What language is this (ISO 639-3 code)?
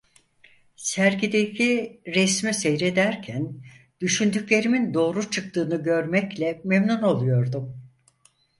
tur